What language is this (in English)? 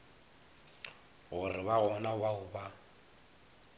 Northern Sotho